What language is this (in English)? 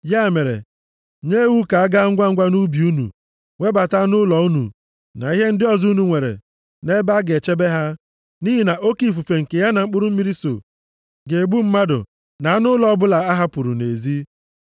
Igbo